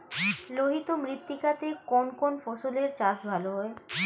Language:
Bangla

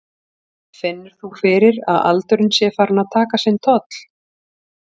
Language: Icelandic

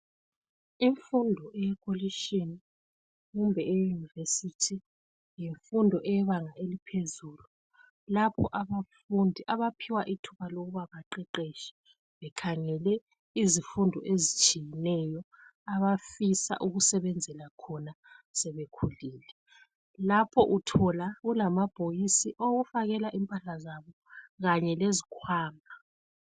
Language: North Ndebele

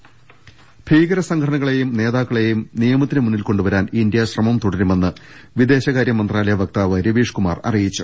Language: Malayalam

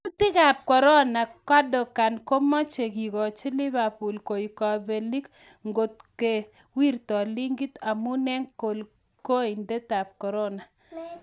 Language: Kalenjin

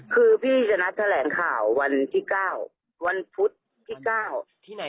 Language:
Thai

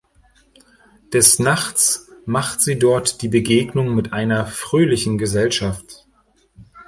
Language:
German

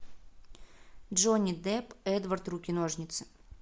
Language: Russian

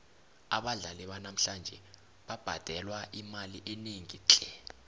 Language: South Ndebele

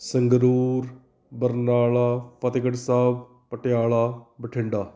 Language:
Punjabi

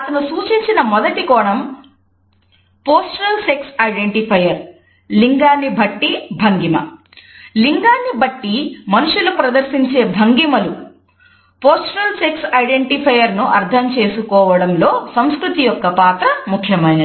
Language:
Telugu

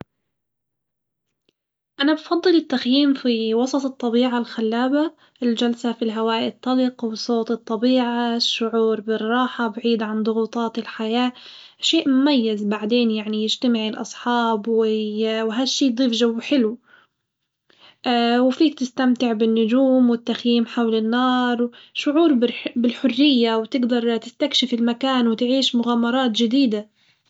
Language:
Hijazi Arabic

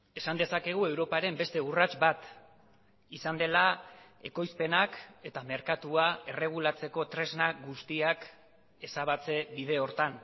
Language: Basque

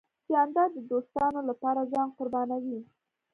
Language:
Pashto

